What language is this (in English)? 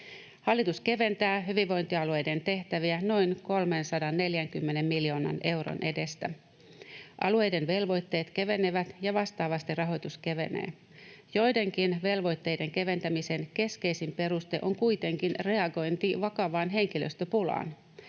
Finnish